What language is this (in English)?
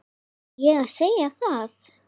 Icelandic